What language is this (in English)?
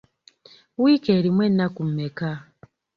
Ganda